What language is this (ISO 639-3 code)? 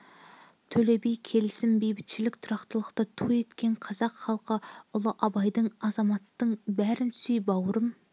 kaz